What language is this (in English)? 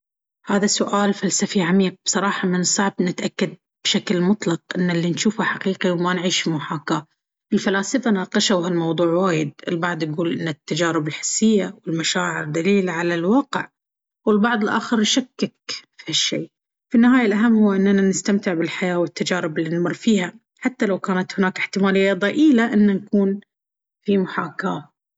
Baharna Arabic